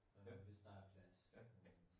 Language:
Danish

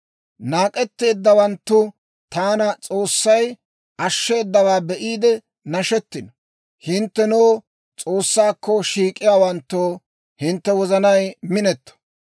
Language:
Dawro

